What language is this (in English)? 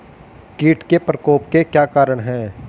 Hindi